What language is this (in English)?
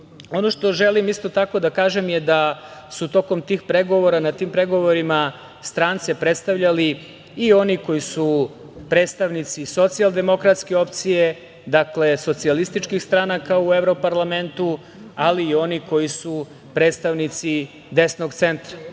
Serbian